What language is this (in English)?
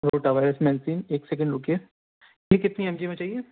Urdu